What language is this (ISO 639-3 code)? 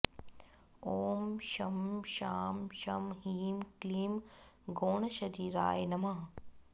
san